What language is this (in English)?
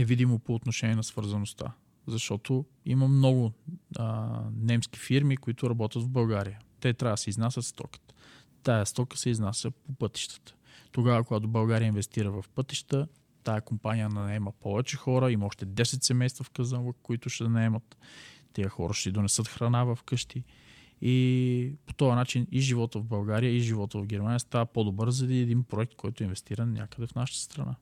Bulgarian